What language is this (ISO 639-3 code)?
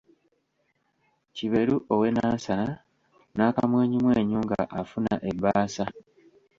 lug